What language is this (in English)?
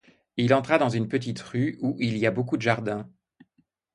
French